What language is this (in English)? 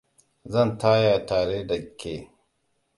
Hausa